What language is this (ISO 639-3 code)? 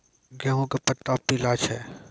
mai